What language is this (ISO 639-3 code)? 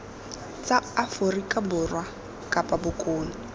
tsn